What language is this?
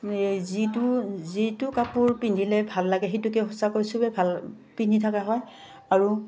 Assamese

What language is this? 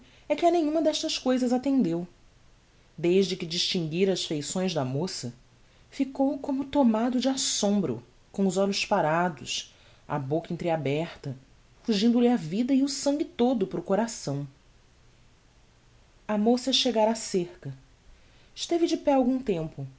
Portuguese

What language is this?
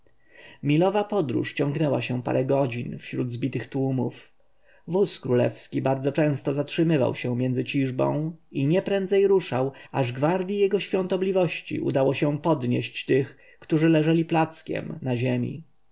Polish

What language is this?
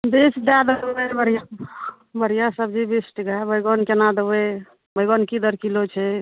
Maithili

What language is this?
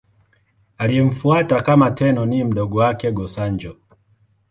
Swahili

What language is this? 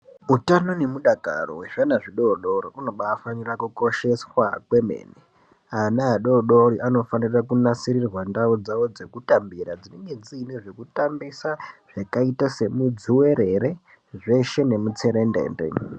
Ndau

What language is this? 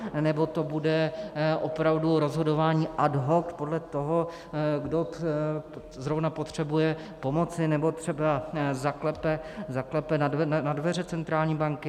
Czech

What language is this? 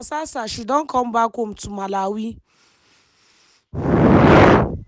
Nigerian Pidgin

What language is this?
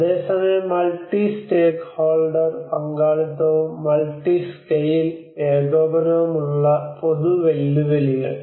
Malayalam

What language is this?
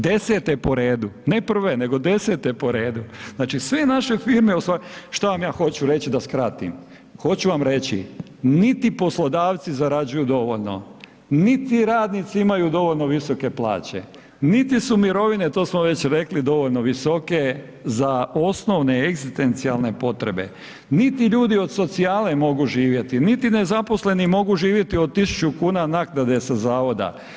Croatian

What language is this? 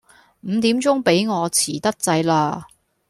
Cantonese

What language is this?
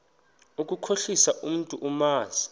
Xhosa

